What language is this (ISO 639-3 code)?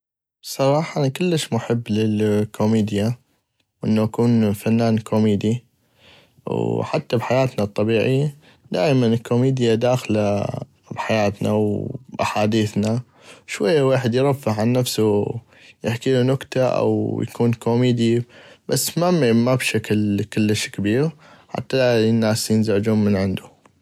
ayp